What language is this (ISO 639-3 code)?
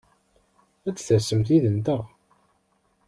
kab